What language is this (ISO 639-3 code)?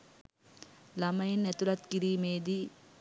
sin